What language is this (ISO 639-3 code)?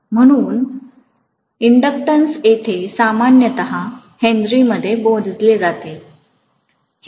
mar